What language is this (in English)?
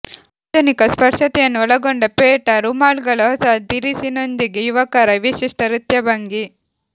Kannada